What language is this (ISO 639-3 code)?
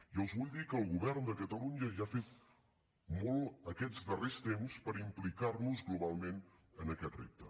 cat